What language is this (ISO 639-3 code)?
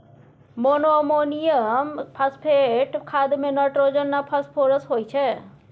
mai